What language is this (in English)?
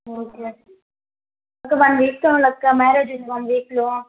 Telugu